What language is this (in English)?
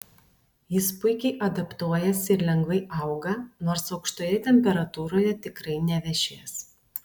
Lithuanian